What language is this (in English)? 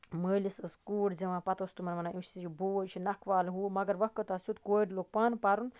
Kashmiri